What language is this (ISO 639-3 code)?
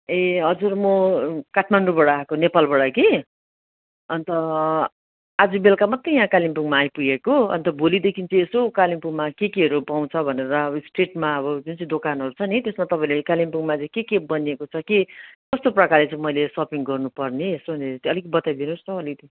nep